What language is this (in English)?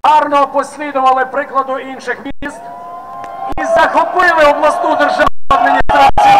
Ukrainian